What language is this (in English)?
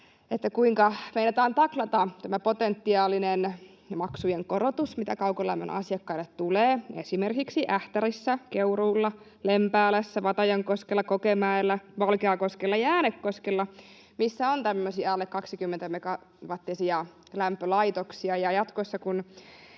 Finnish